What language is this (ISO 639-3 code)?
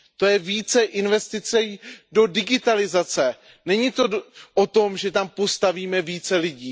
ces